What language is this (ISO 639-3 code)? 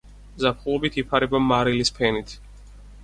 kat